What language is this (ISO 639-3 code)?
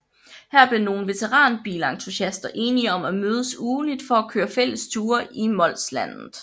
dan